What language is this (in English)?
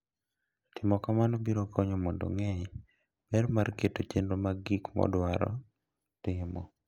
Luo (Kenya and Tanzania)